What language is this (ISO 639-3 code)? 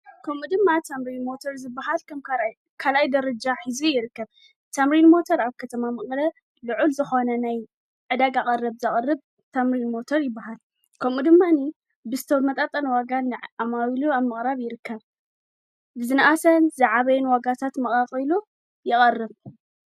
tir